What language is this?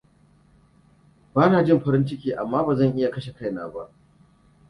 Hausa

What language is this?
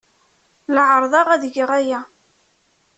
Kabyle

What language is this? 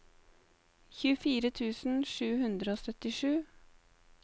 Norwegian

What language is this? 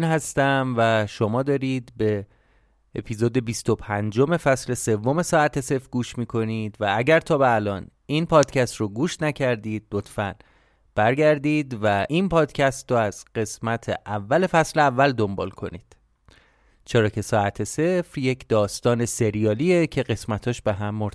Persian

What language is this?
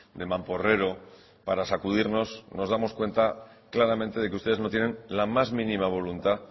Spanish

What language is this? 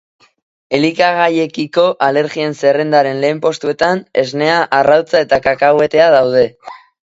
Basque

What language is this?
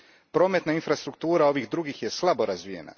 Croatian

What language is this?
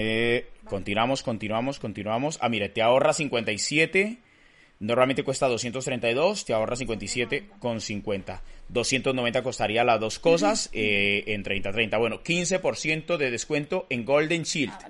Spanish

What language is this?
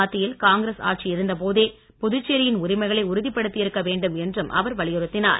Tamil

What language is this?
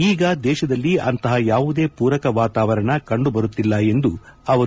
Kannada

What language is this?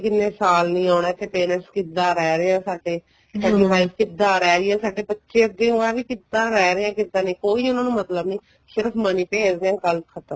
Punjabi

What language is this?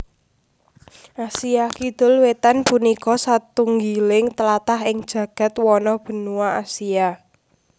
Javanese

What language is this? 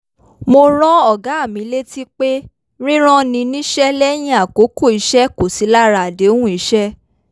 Yoruba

